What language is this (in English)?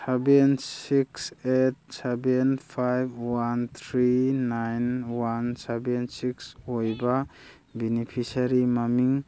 Manipuri